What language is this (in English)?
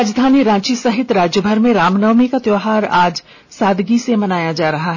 Hindi